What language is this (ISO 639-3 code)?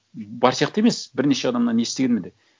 kaz